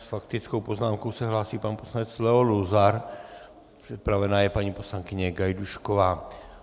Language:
Czech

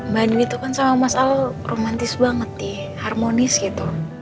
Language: Indonesian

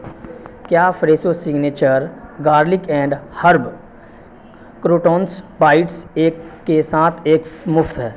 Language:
Urdu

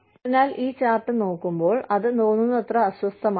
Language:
Malayalam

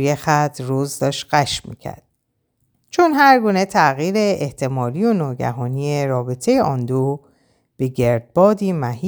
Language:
Persian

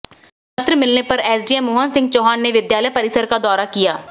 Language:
Hindi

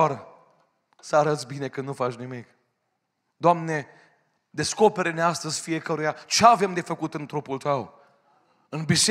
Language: Romanian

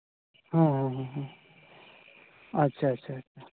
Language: Santali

